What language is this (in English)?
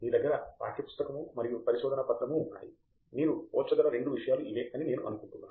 Telugu